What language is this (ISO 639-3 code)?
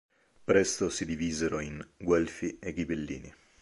ita